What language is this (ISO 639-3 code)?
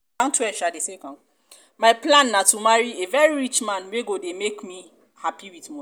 pcm